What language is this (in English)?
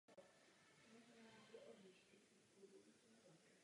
Czech